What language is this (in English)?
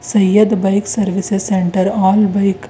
Kannada